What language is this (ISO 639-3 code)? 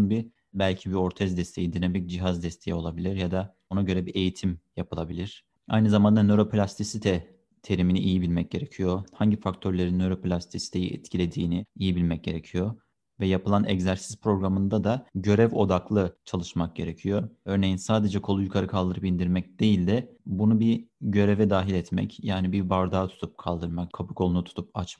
tur